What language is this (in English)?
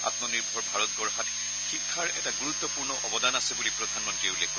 Assamese